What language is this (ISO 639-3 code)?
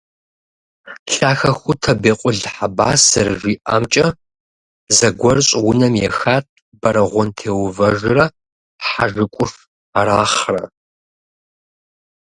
kbd